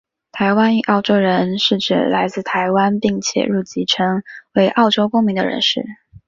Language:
Chinese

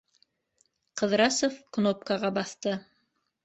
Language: Bashkir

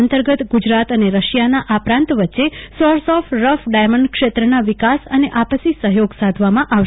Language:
Gujarati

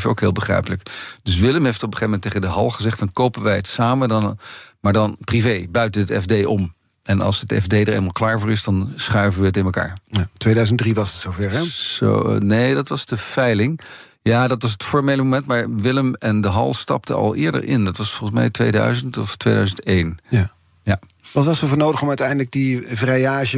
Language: Dutch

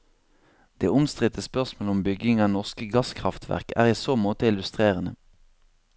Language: Norwegian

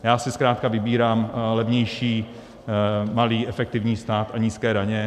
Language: Czech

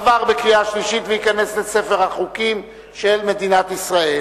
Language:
Hebrew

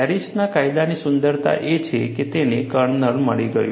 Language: Gujarati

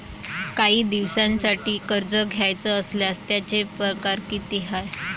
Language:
Marathi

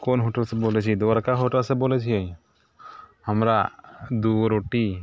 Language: Maithili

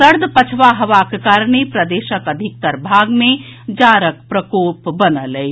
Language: Maithili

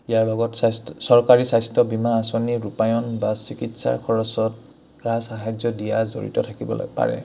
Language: Assamese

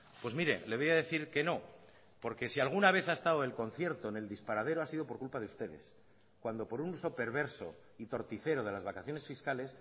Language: Spanish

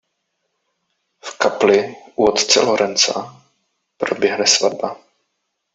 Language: Czech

